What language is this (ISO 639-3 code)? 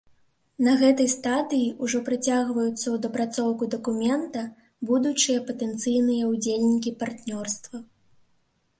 bel